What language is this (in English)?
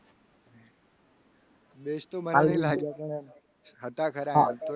Gujarati